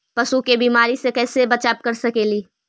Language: Magahi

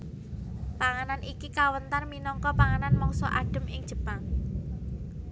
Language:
Javanese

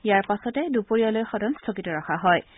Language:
Assamese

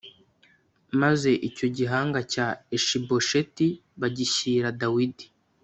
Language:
Kinyarwanda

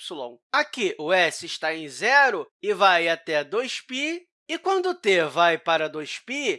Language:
Portuguese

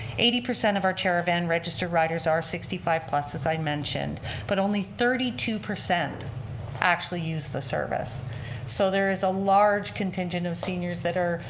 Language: English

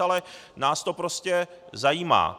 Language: Czech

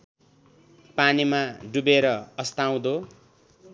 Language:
Nepali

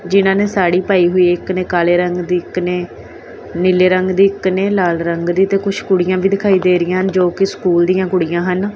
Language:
Punjabi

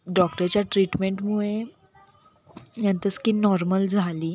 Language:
Marathi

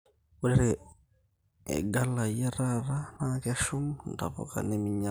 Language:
Masai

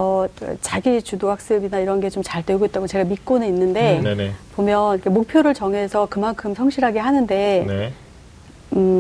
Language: Korean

